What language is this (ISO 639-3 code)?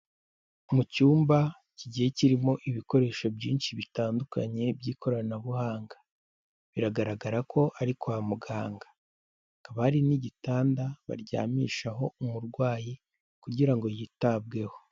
kin